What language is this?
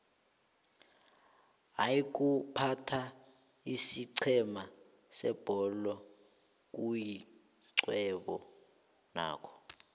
South Ndebele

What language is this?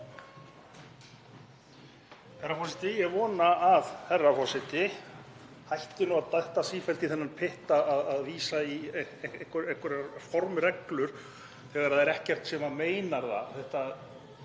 Icelandic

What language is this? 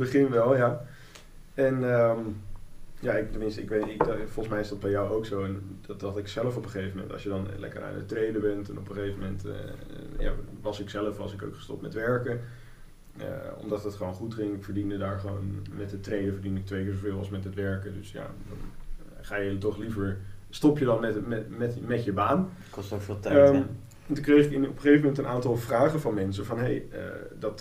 Dutch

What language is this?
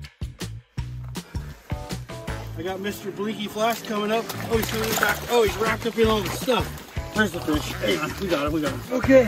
English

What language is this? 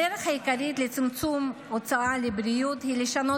Hebrew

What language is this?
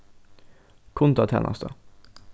Faroese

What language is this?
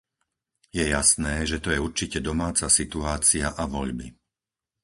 Slovak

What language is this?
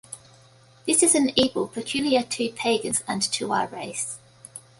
English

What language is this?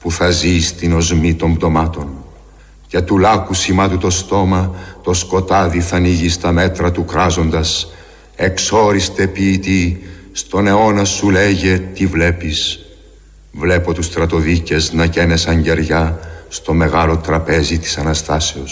Greek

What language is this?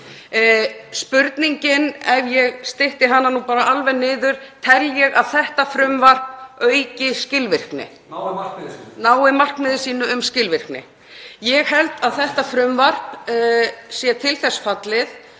Icelandic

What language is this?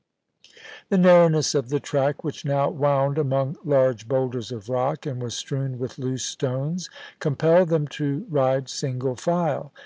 English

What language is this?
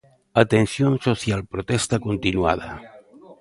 Galician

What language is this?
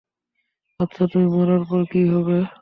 Bangla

